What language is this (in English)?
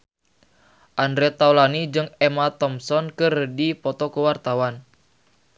Sundanese